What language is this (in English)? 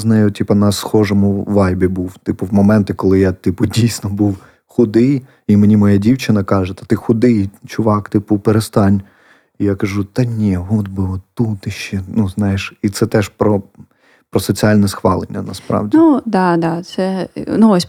Ukrainian